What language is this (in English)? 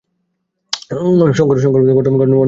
Bangla